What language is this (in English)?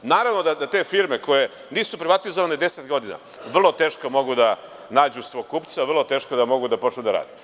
Serbian